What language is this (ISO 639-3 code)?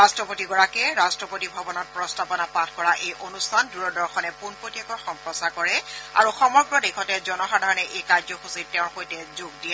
asm